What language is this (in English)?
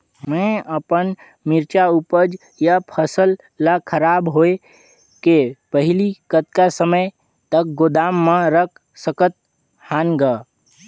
Chhattisgarhi